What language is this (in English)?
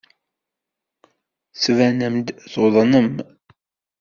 Kabyle